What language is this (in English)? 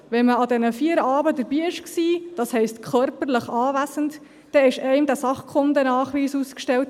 Swiss German